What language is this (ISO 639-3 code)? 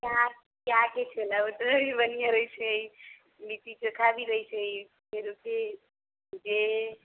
mai